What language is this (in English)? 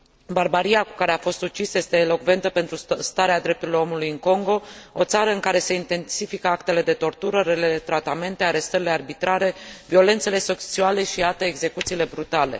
Romanian